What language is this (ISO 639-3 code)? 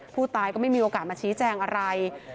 tha